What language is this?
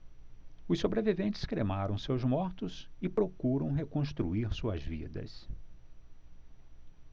Portuguese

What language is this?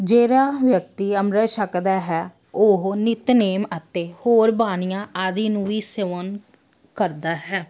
Punjabi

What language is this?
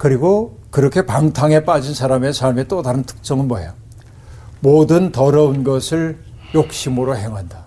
Korean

